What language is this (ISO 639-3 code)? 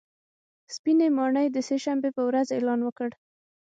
pus